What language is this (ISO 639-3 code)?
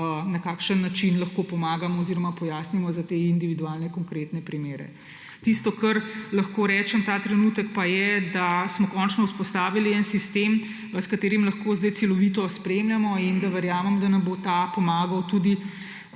slv